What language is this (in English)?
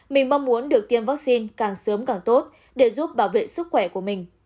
Vietnamese